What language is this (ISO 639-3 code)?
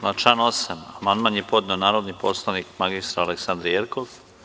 srp